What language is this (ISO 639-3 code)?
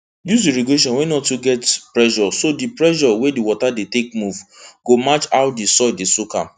pcm